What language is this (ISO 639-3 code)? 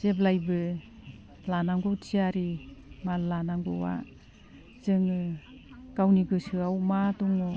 brx